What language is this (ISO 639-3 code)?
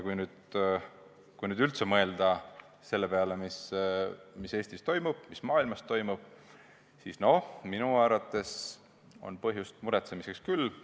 est